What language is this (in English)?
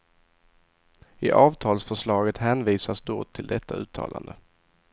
Swedish